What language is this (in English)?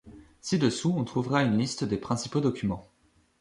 French